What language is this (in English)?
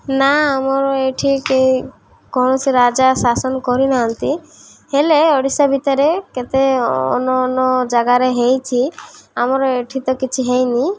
Odia